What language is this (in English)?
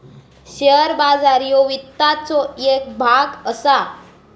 Marathi